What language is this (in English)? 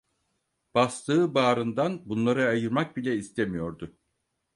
Turkish